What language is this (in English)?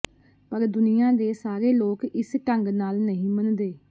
Punjabi